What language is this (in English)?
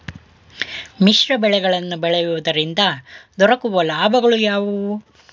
Kannada